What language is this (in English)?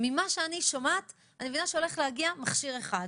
Hebrew